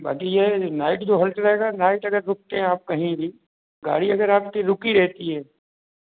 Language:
Hindi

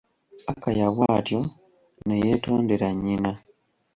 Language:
Ganda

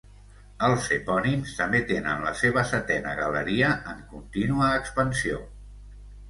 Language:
Catalan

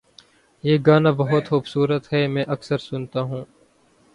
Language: Urdu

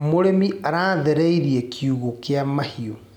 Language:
Kikuyu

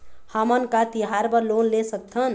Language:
Chhattisgarhi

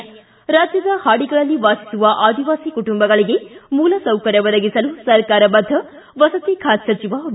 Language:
Kannada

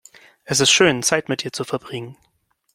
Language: German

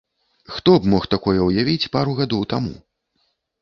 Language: Belarusian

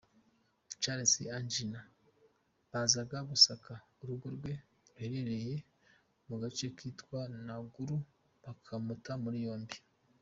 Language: Kinyarwanda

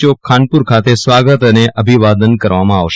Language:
Gujarati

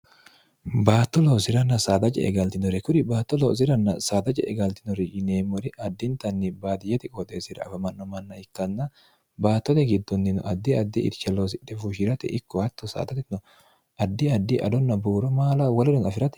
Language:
Sidamo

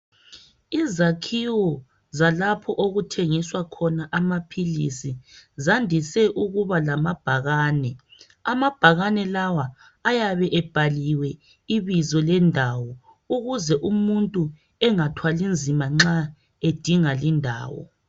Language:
North Ndebele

